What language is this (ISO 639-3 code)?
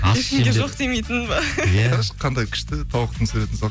kaz